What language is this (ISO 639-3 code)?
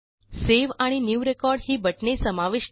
mar